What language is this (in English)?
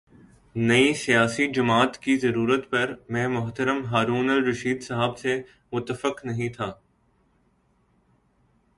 Urdu